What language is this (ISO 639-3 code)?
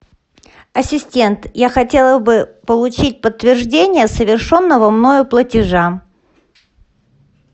rus